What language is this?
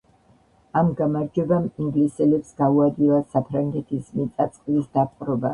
Georgian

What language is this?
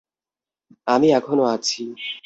Bangla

